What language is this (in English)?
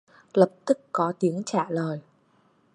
Vietnamese